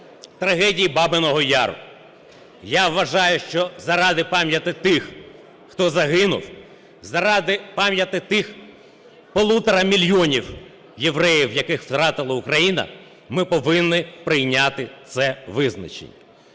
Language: Ukrainian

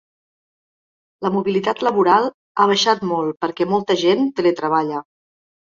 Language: Catalan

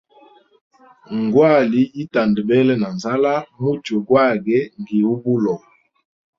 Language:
Hemba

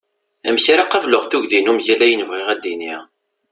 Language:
Kabyle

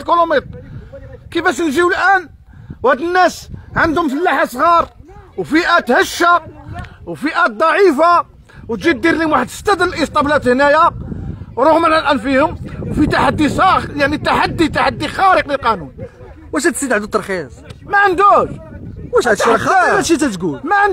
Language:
Arabic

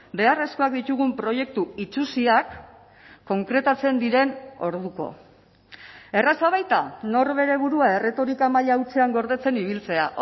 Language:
Basque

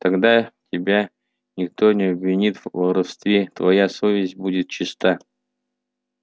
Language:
Russian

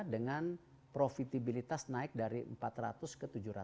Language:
Indonesian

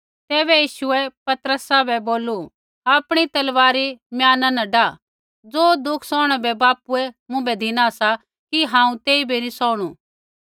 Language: Kullu Pahari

